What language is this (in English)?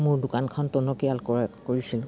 Assamese